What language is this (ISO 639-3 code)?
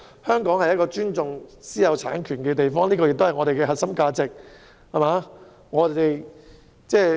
yue